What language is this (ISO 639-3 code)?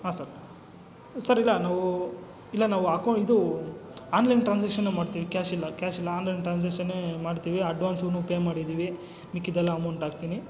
kan